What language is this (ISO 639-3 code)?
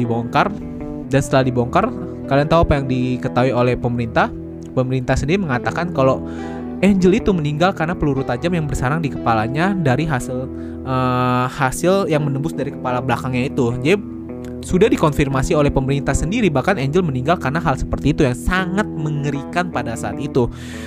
ind